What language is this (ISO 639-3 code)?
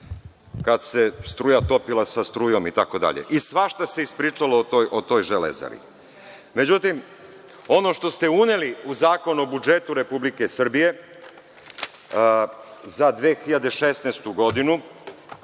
srp